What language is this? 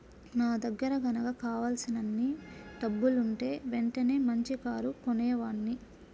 Telugu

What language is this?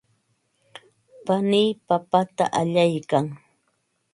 Ambo-Pasco Quechua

